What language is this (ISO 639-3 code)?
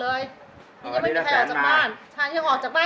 tha